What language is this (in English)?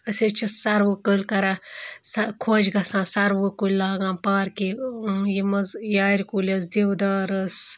Kashmiri